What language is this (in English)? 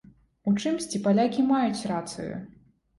Belarusian